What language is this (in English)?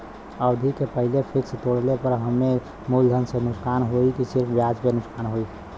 Bhojpuri